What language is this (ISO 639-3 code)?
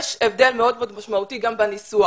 heb